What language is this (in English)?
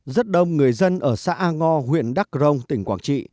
Vietnamese